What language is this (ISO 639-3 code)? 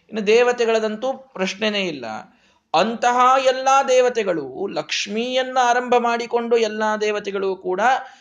kan